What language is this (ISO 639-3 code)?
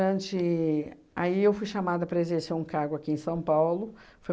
por